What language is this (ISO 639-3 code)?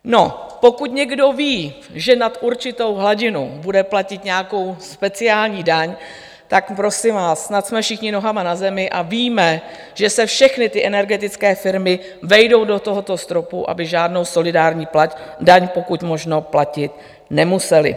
ces